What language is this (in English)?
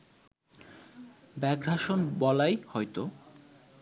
Bangla